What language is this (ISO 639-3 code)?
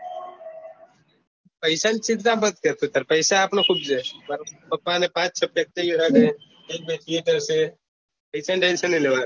guj